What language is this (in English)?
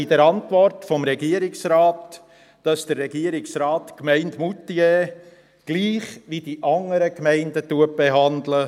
Swiss German